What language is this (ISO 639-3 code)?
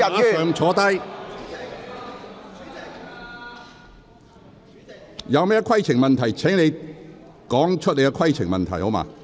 yue